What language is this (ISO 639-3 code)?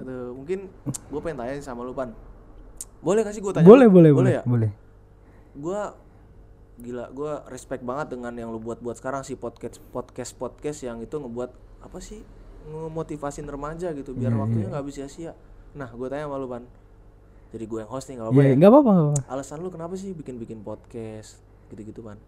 ind